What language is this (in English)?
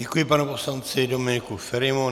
Czech